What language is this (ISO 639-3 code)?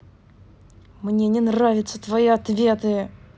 rus